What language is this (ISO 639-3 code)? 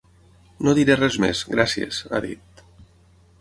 cat